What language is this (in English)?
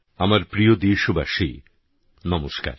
Bangla